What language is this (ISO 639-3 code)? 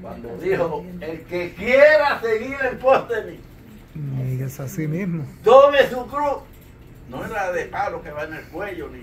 spa